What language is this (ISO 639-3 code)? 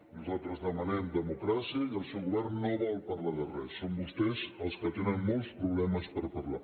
cat